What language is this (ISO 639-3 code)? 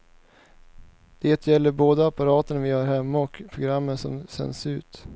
swe